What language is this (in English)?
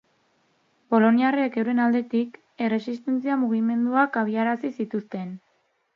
Basque